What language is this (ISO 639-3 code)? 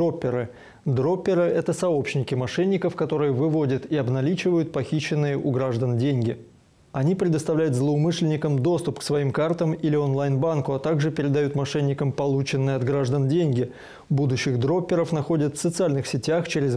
rus